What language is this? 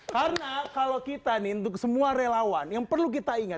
Indonesian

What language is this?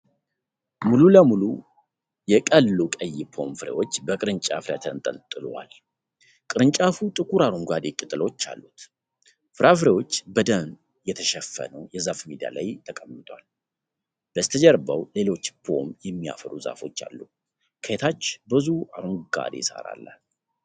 Amharic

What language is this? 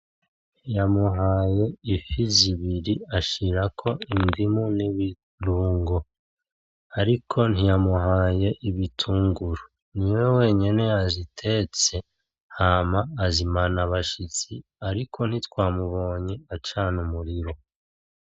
Rundi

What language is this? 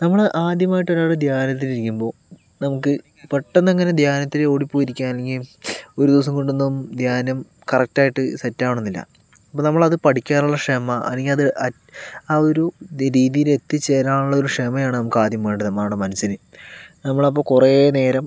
Malayalam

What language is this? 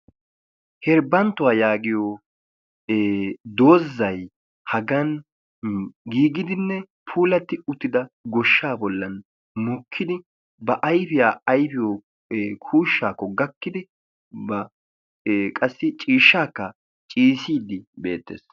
Wolaytta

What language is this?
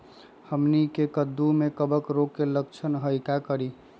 Magahi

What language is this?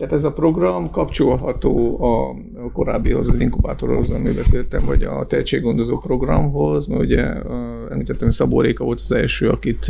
Hungarian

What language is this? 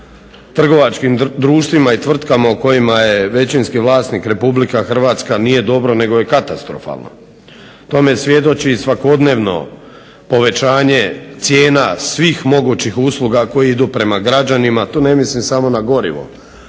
Croatian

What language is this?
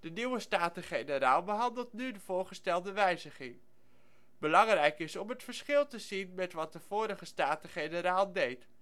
Dutch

